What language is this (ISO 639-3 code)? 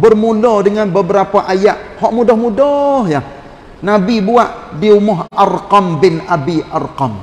msa